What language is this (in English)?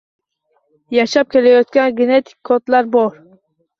Uzbek